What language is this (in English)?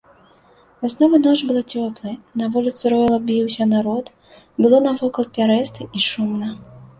Belarusian